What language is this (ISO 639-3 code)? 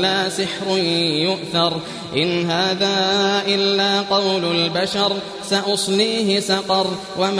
ara